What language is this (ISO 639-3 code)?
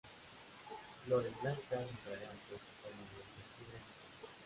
spa